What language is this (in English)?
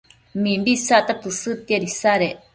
Matsés